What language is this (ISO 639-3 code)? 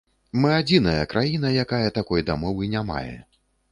bel